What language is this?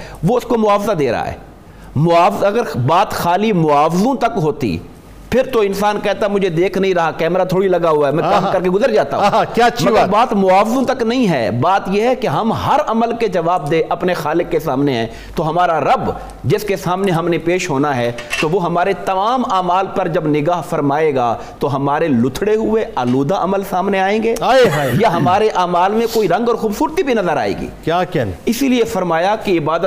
Urdu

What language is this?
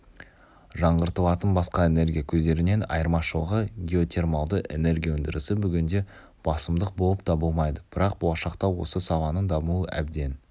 Kazakh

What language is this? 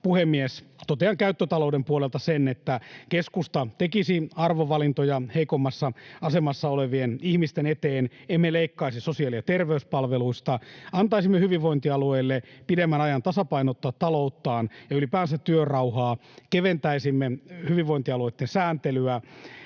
Finnish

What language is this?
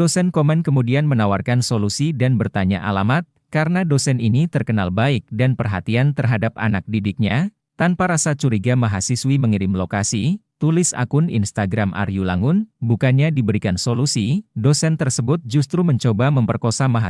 Indonesian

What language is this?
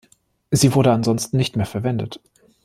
German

